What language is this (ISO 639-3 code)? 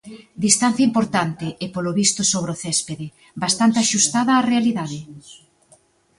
glg